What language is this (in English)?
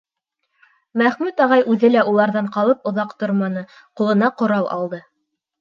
Bashkir